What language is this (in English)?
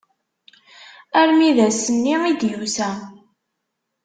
Kabyle